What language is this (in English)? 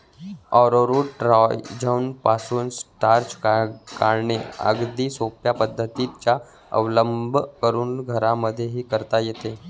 Marathi